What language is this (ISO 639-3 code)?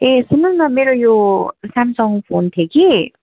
nep